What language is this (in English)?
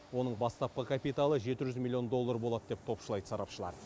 Kazakh